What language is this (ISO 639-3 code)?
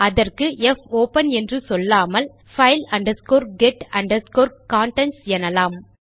tam